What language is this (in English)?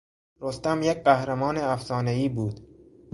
Persian